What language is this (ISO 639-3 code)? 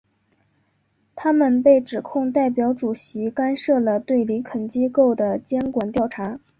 zho